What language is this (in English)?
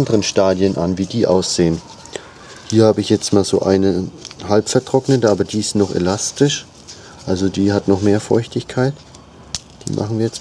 German